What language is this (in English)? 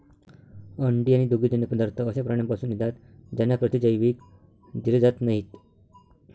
Marathi